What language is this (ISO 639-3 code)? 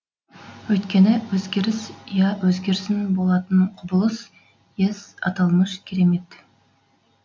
kaz